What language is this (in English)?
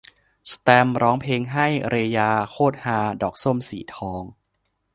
Thai